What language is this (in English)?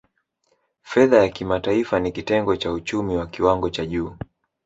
Swahili